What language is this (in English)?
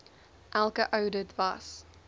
Afrikaans